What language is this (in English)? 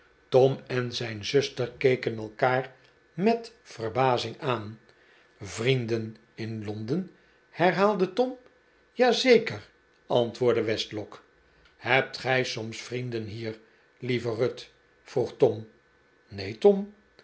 Dutch